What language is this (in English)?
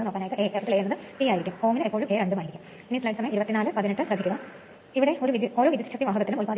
Malayalam